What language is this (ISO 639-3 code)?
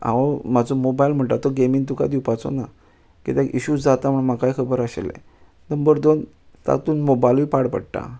kok